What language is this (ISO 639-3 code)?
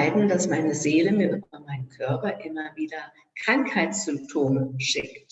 deu